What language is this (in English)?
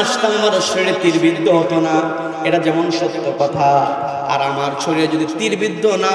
Bangla